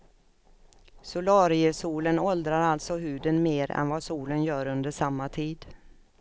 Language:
Swedish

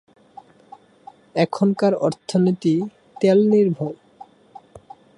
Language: Bangla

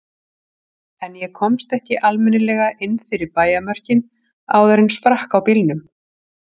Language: Icelandic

